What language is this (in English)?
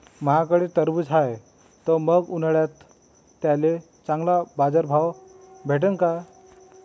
Marathi